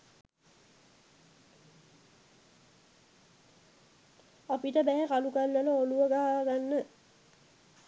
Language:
Sinhala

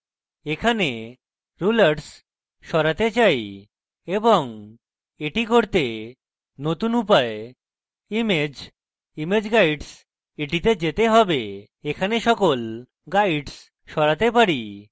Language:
Bangla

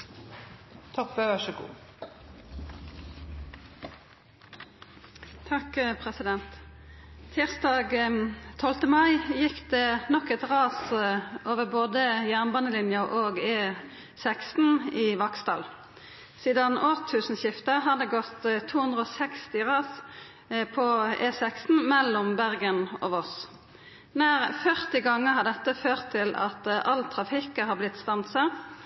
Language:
Norwegian Nynorsk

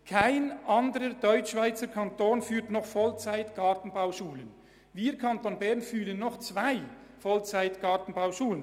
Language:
Swiss German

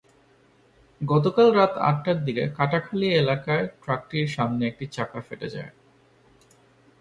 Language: Bangla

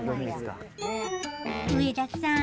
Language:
Japanese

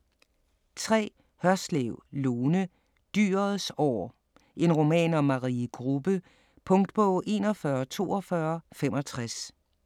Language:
Danish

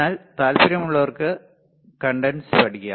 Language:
Malayalam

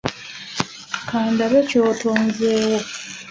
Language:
Ganda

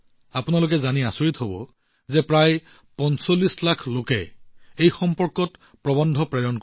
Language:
Assamese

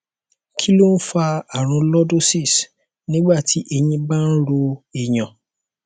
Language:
Yoruba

